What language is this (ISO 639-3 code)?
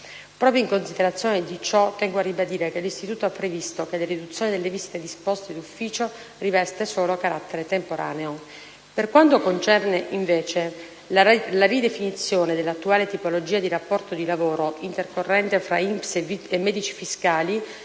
ita